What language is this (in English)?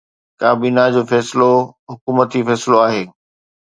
Sindhi